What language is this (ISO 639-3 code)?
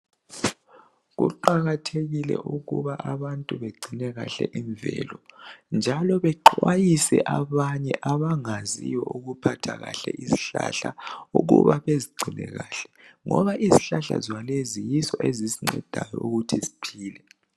nde